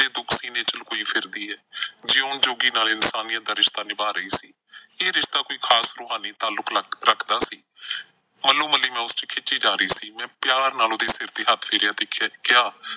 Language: Punjabi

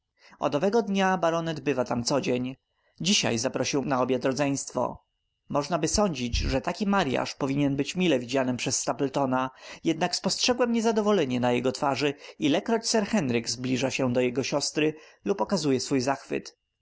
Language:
Polish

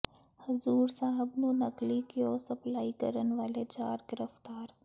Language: Punjabi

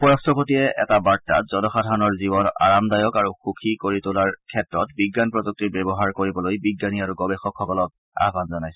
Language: Assamese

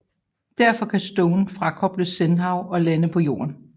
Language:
Danish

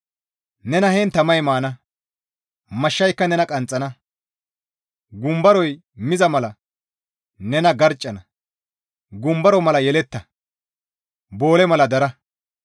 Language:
Gamo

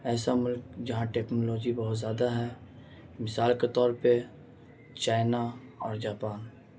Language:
Urdu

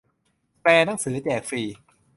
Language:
Thai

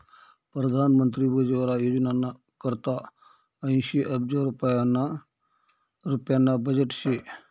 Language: Marathi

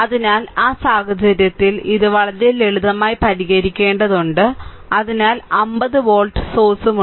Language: Malayalam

